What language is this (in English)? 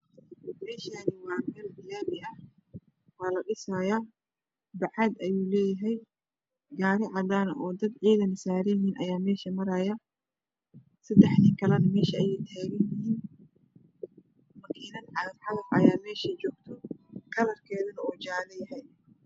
Somali